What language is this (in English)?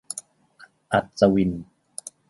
Thai